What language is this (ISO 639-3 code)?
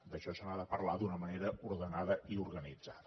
cat